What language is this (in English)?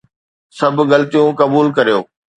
Sindhi